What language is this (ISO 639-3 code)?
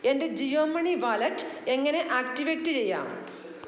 mal